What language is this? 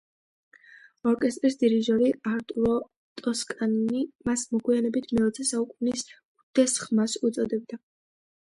Georgian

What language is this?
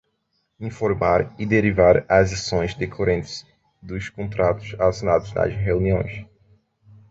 Portuguese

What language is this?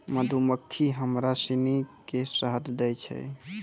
Maithili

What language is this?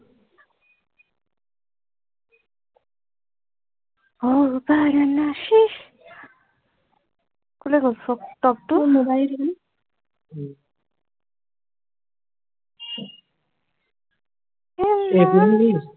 Assamese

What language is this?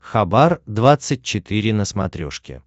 Russian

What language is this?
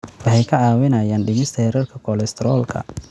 Somali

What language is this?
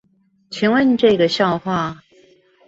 Chinese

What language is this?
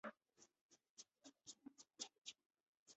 Chinese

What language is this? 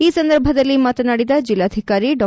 Kannada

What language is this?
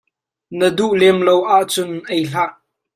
Hakha Chin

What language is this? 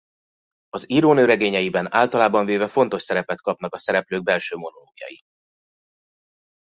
Hungarian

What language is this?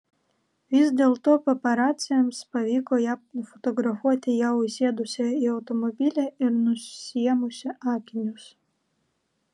Lithuanian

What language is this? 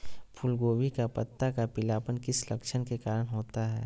Magahi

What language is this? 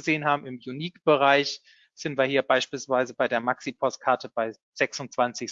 German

